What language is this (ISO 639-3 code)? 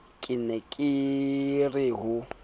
sot